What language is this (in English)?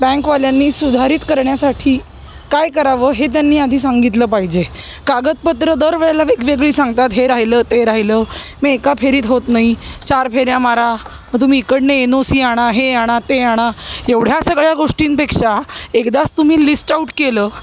Marathi